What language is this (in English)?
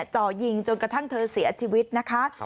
Thai